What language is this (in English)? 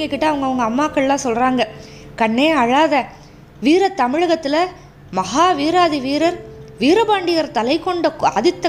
Tamil